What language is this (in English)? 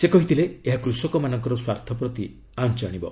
Odia